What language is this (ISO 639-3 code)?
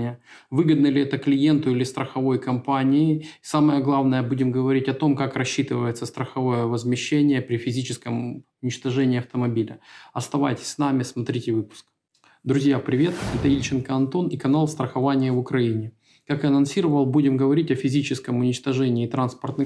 rus